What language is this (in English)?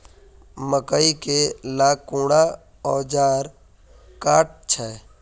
Magahi